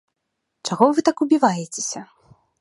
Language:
Belarusian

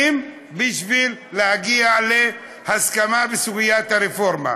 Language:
Hebrew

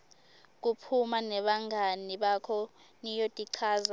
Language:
Swati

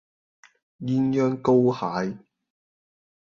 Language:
Cantonese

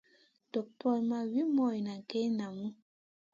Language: Masana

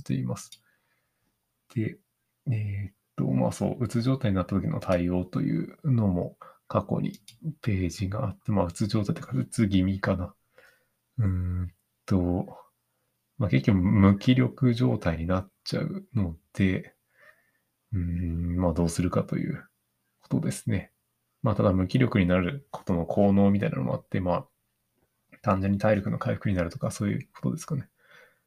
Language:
Japanese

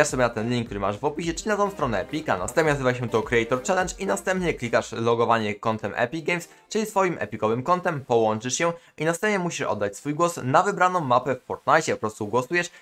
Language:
Polish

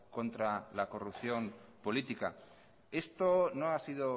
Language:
Spanish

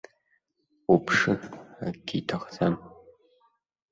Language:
Abkhazian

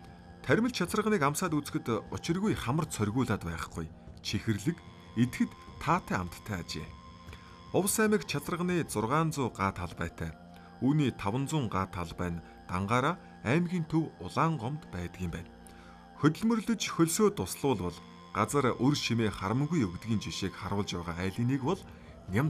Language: Turkish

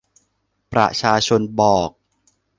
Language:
Thai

